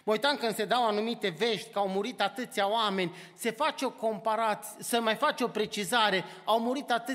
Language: Romanian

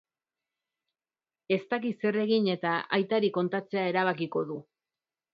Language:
Basque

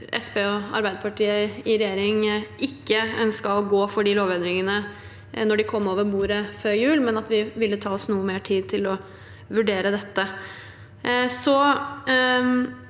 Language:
Norwegian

